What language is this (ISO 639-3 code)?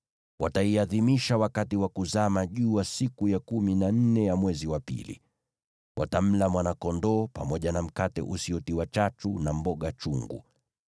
swa